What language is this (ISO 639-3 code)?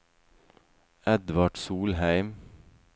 nor